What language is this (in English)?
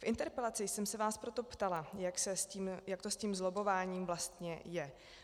Czech